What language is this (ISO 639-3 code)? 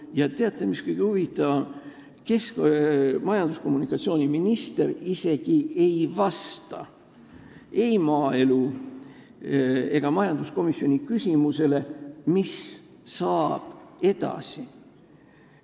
est